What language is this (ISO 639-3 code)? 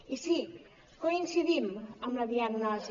cat